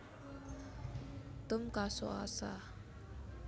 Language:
Javanese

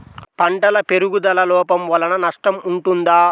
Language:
Telugu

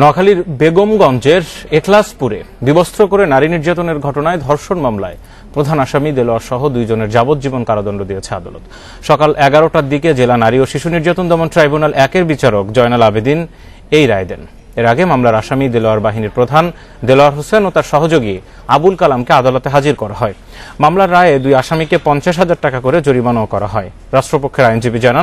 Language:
Hindi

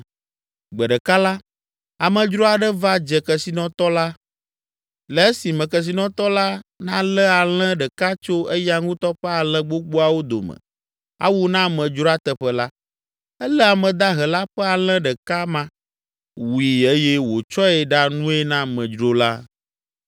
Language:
Ewe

